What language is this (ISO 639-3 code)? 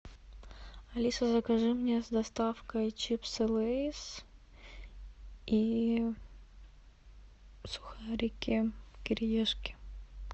rus